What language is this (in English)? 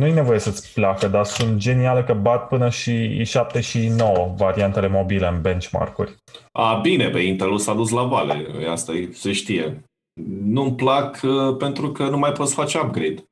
Romanian